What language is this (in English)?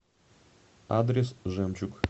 Russian